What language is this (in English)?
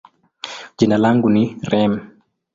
Swahili